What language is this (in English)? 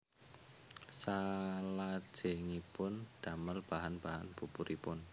Javanese